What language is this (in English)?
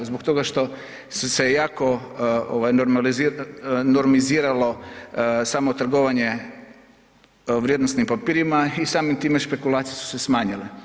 Croatian